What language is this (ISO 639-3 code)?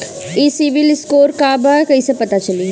bho